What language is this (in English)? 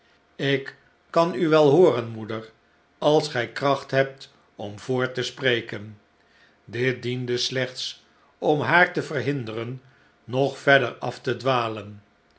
Dutch